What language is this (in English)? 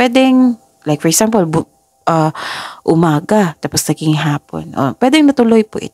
Filipino